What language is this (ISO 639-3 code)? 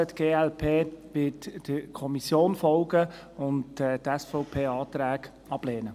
gsw